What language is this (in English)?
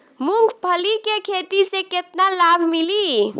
Bhojpuri